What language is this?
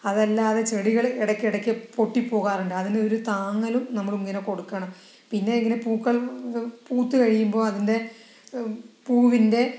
Malayalam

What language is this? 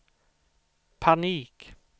Swedish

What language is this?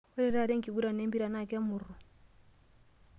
Masai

